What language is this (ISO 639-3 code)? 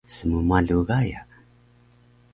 trv